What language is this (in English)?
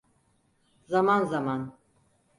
Turkish